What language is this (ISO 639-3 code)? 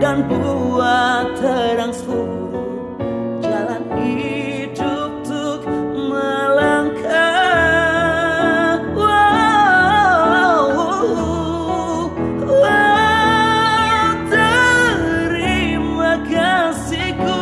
ind